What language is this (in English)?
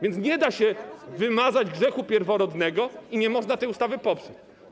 Polish